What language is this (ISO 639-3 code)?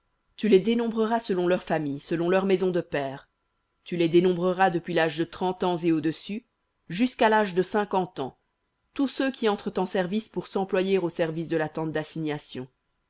fra